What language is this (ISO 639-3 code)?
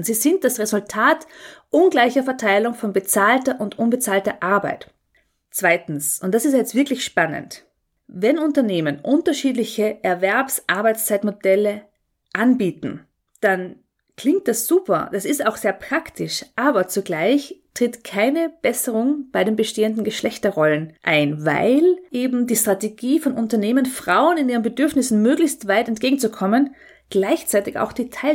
deu